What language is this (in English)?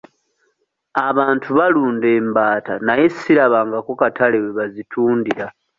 Ganda